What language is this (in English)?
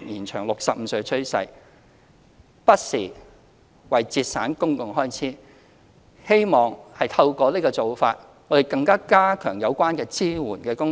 Cantonese